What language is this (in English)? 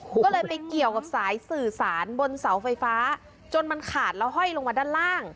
Thai